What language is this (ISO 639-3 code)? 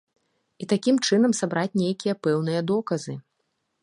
bel